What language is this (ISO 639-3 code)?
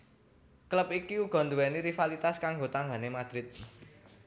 jav